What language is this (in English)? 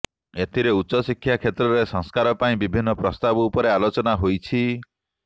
Odia